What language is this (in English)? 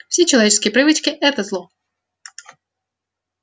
Russian